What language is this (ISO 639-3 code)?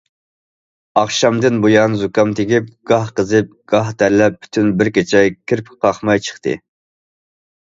uig